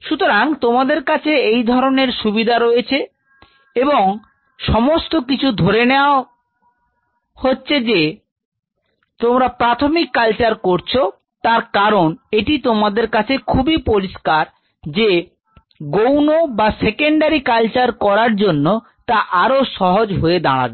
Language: Bangla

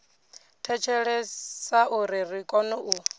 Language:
Venda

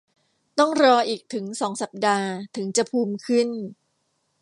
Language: Thai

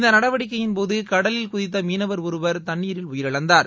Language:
Tamil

